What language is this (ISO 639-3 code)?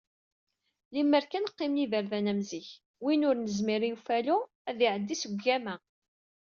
kab